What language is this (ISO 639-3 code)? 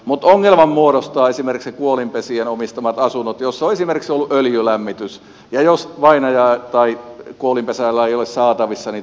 fin